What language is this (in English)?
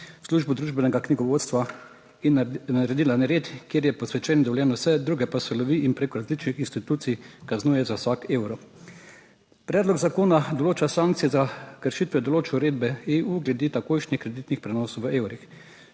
Slovenian